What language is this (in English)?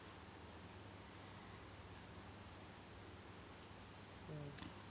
Malayalam